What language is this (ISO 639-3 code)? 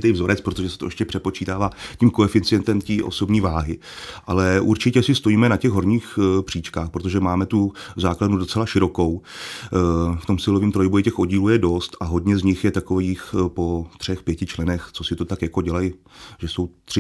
ces